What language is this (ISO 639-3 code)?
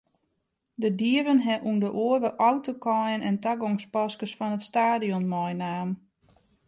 fry